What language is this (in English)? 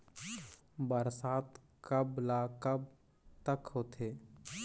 Chhattisgarhi